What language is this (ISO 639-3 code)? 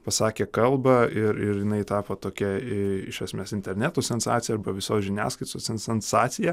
lit